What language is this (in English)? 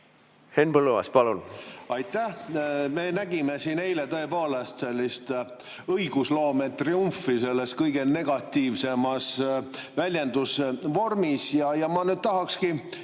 Estonian